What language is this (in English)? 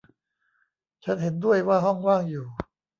Thai